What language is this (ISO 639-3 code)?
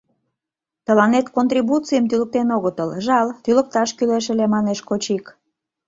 chm